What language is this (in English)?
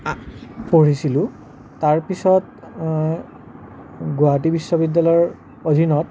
Assamese